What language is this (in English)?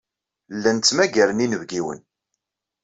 Kabyle